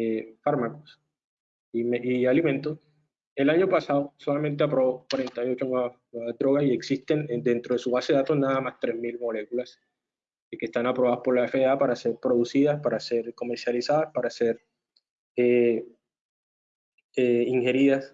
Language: Spanish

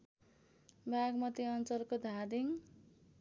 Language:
Nepali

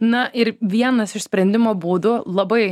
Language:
Lithuanian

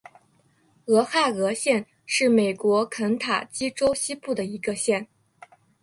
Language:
Chinese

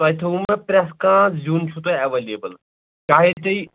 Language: Kashmiri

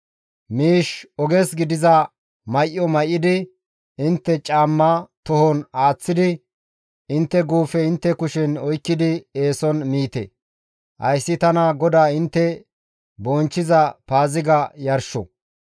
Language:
Gamo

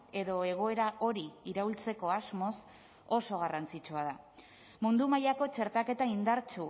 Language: Basque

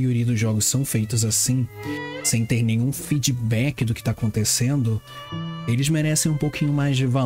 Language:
Portuguese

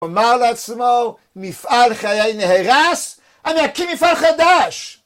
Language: Hebrew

